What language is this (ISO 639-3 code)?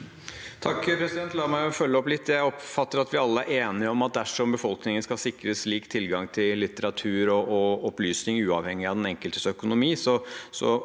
nor